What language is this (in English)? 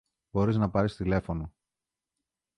Greek